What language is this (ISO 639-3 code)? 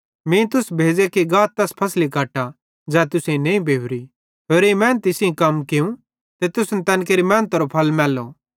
bhd